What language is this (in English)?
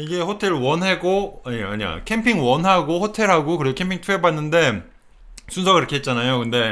Korean